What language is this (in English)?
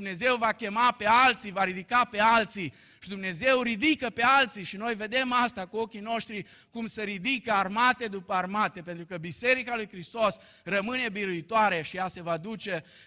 Romanian